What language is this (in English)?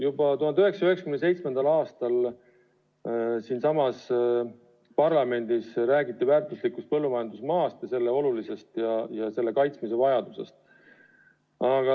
Estonian